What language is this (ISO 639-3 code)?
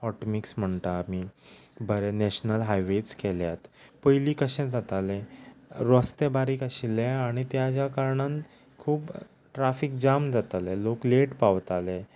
kok